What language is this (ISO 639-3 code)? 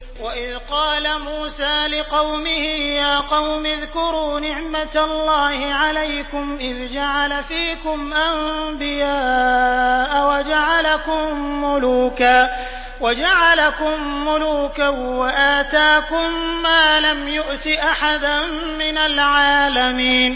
ara